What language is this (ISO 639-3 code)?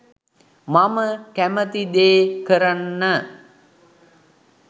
sin